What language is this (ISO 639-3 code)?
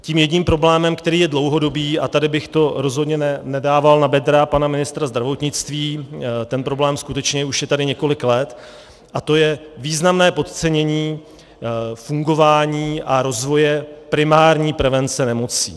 ces